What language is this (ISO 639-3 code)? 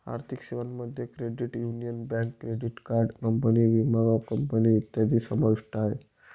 mar